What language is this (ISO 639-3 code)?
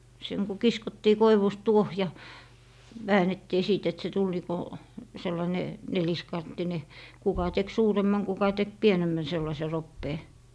fin